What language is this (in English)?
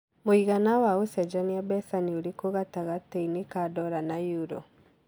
Kikuyu